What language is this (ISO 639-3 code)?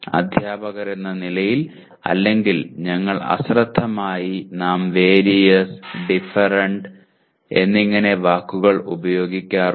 mal